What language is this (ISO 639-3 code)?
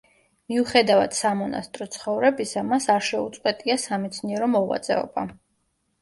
kat